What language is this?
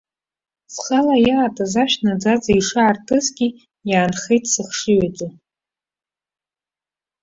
Abkhazian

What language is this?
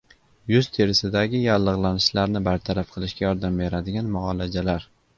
Uzbek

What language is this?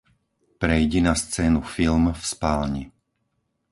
Slovak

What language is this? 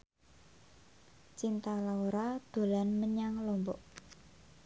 Javanese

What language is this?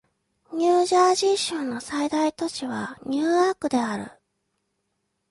Japanese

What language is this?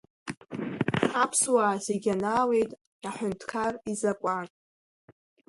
Abkhazian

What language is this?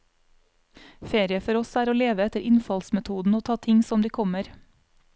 Norwegian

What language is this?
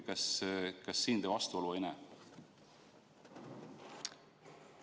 Estonian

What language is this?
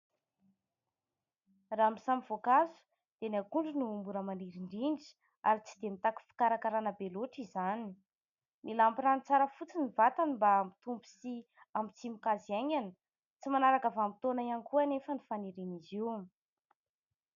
Malagasy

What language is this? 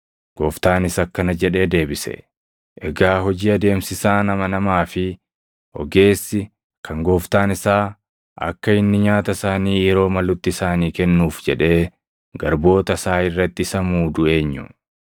Oromo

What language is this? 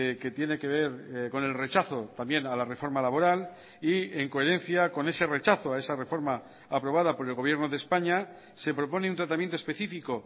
Spanish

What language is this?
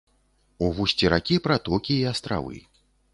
Belarusian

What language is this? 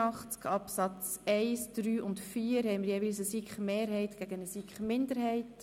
Swiss German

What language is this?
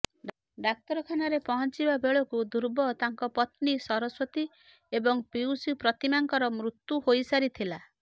Odia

